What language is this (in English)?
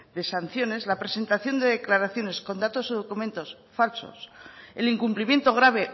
Spanish